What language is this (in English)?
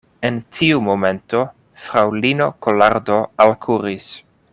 Esperanto